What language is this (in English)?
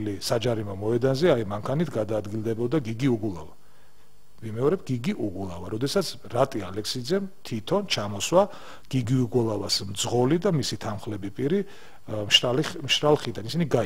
Romanian